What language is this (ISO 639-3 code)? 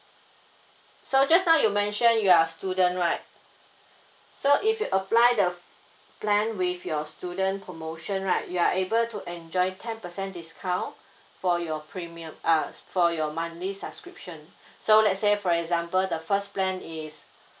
eng